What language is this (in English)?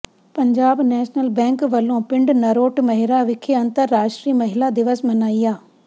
Punjabi